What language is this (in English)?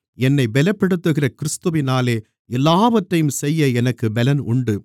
Tamil